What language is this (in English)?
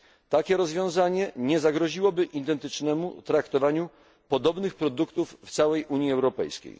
Polish